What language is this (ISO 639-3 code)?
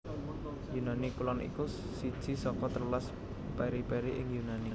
jav